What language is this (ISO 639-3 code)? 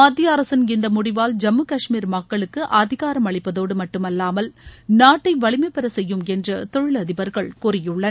tam